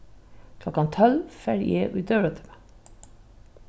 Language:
Faroese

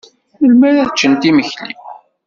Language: Kabyle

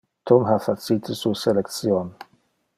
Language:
Interlingua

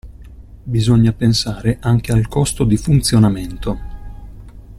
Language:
Italian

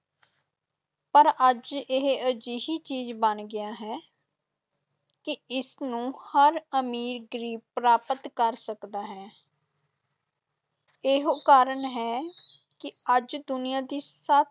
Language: Punjabi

